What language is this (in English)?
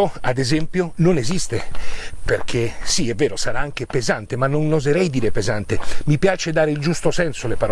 Italian